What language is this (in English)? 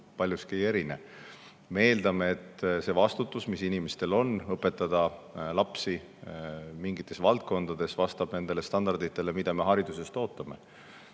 Estonian